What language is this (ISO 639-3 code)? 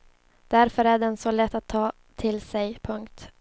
swe